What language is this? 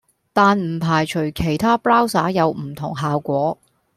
Cantonese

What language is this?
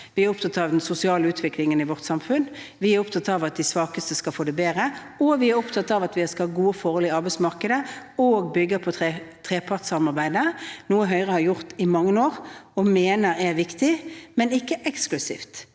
Norwegian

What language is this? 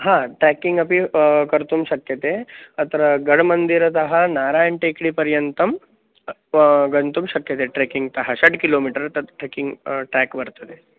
Sanskrit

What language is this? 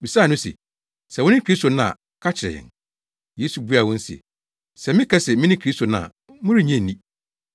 Akan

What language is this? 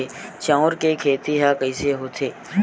Chhattisgarhi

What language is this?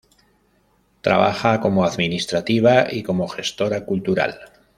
Spanish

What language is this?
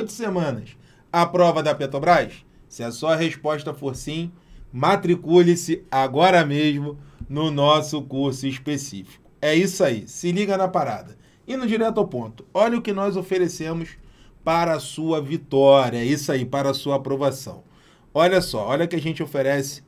Portuguese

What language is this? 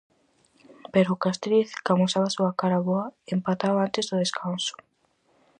Galician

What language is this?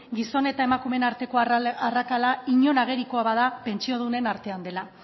Basque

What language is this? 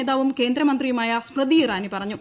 Malayalam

